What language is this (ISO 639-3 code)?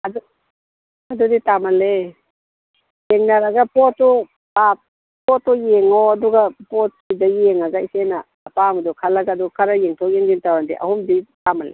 mni